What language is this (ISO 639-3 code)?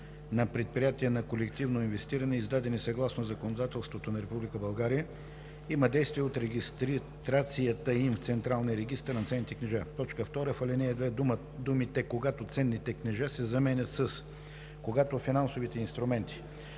bul